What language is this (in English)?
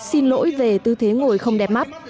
Vietnamese